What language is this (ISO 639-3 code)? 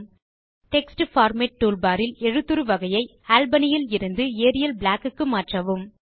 tam